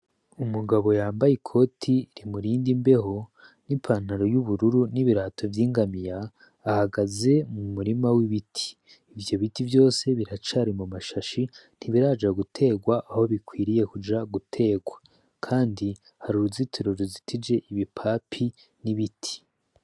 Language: Rundi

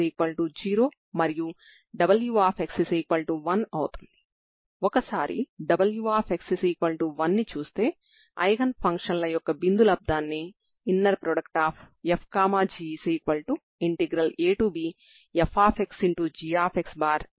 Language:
Telugu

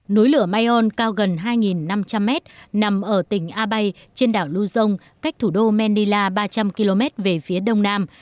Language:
Vietnamese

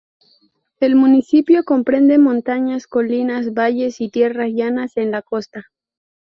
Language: Spanish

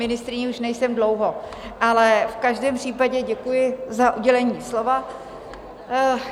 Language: Czech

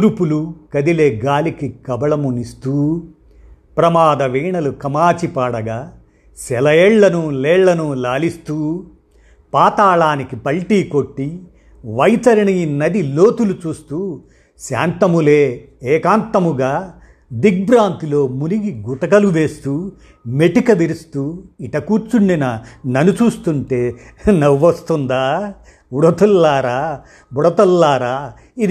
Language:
Telugu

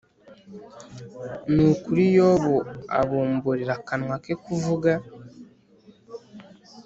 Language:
Kinyarwanda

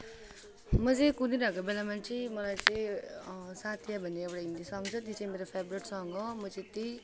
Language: Nepali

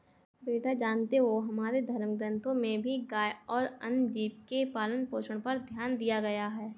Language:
Hindi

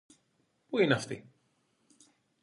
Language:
Greek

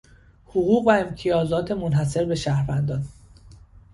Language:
Persian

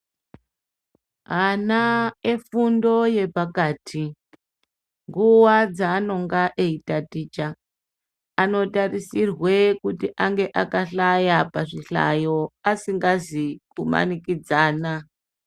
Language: Ndau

